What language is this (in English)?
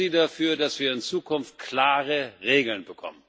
German